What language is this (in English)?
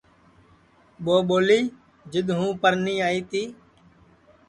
Sansi